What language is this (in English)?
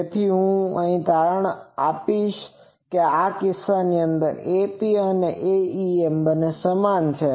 Gujarati